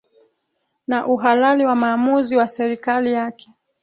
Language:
Swahili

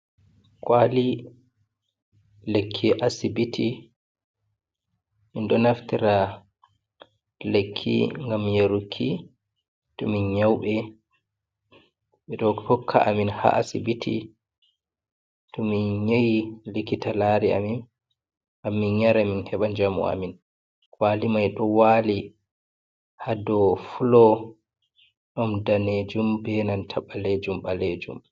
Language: Fula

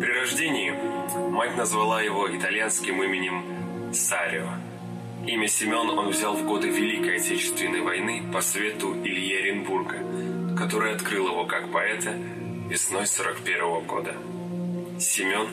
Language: Russian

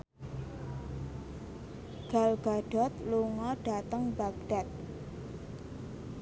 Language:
Javanese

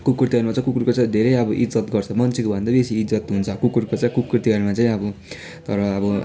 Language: Nepali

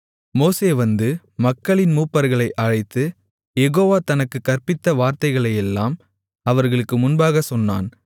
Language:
Tamil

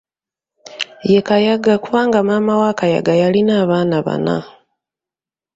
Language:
Ganda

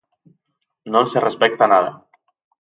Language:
Galician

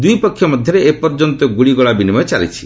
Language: Odia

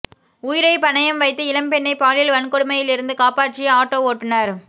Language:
Tamil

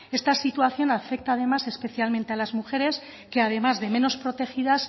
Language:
Spanish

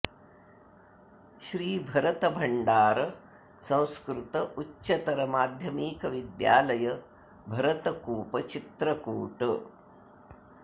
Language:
Sanskrit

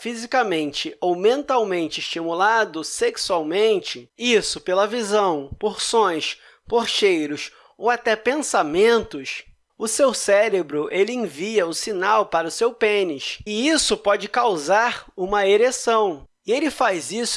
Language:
Portuguese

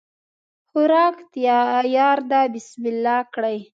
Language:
Pashto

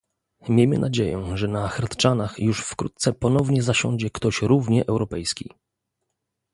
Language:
Polish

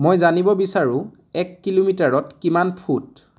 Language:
Assamese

